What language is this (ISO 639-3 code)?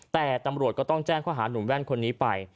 tha